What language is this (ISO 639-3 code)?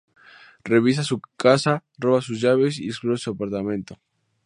spa